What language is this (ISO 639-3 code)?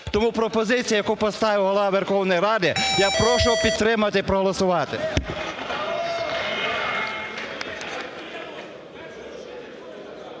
ukr